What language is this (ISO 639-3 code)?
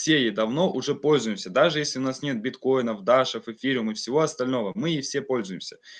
rus